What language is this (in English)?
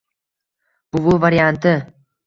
Uzbek